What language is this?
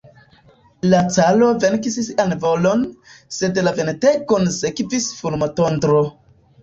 Esperanto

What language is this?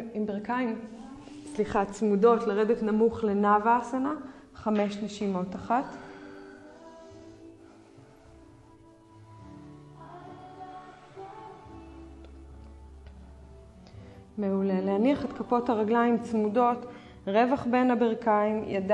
Hebrew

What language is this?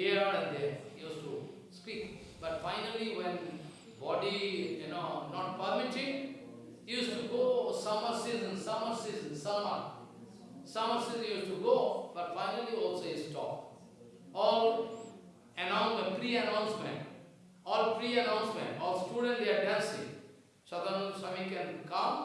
Russian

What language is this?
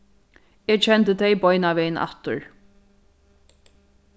Faroese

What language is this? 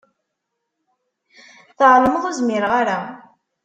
Kabyle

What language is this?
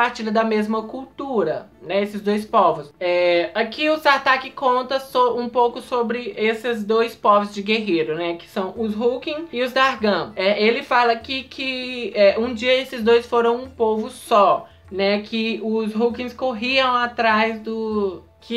Portuguese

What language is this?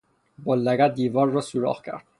Persian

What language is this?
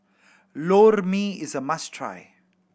English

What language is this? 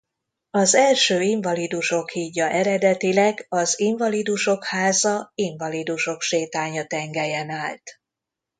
Hungarian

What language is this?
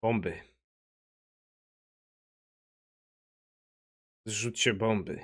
Polish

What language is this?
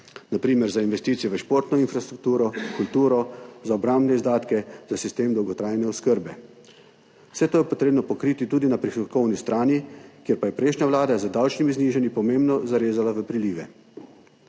Slovenian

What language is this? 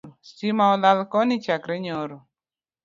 Luo (Kenya and Tanzania)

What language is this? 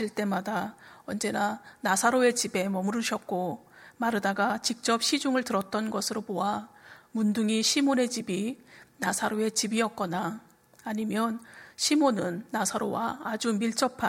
Korean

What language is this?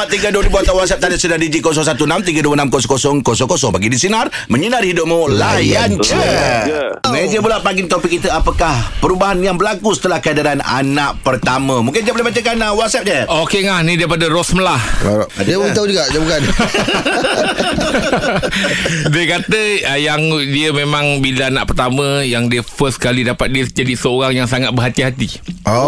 Malay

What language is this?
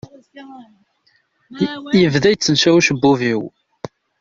Kabyle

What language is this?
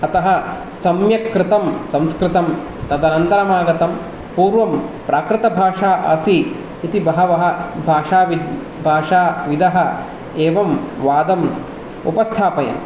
Sanskrit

